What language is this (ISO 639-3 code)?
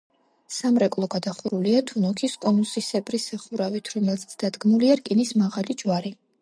kat